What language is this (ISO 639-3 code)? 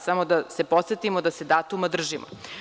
srp